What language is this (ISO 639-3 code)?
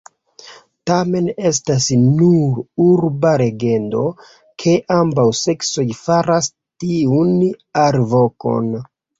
epo